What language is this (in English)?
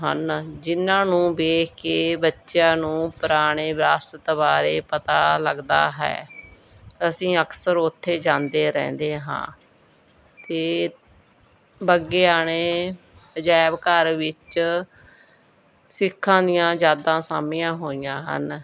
Punjabi